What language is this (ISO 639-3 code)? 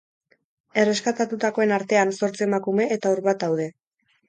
eus